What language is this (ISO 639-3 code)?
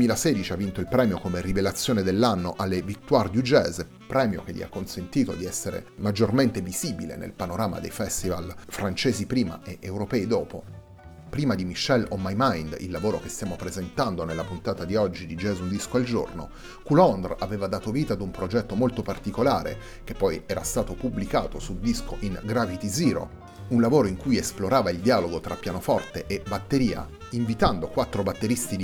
ita